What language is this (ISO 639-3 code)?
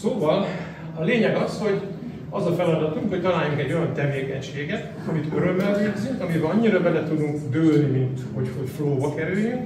hun